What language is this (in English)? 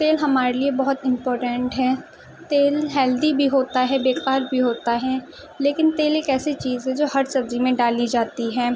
Urdu